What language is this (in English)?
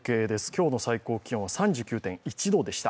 Japanese